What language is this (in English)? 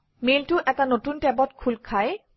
Assamese